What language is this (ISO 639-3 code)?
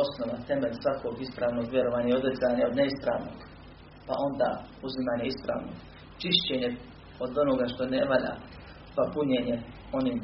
hrv